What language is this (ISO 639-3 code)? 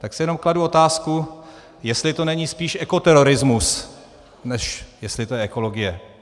ces